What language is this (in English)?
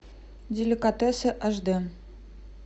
Russian